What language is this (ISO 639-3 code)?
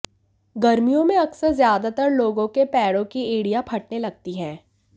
hin